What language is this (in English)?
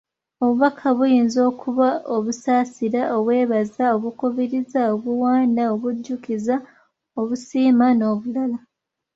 Ganda